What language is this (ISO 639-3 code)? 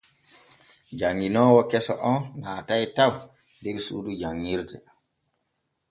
fue